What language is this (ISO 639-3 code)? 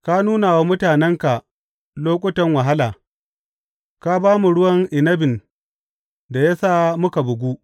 hau